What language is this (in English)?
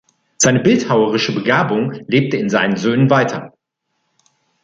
German